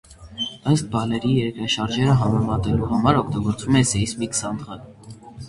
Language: Armenian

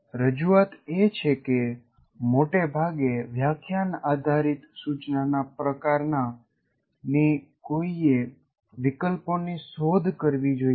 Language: Gujarati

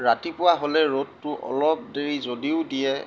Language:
Assamese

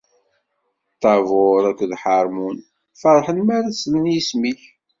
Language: Kabyle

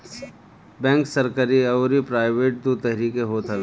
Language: Bhojpuri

